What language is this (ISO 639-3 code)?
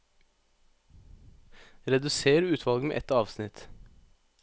nor